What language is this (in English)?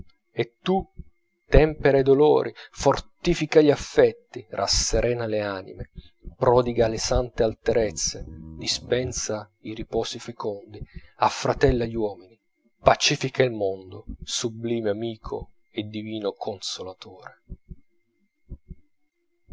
Italian